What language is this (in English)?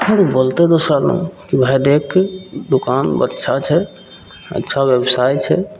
Maithili